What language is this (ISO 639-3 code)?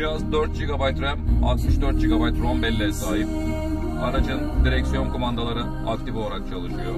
tur